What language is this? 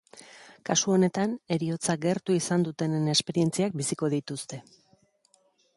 Basque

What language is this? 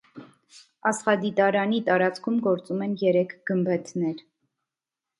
Armenian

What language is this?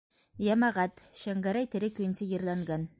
Bashkir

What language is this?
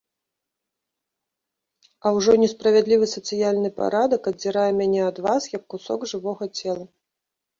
Belarusian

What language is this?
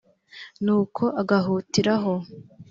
Kinyarwanda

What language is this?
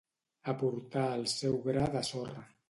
Catalan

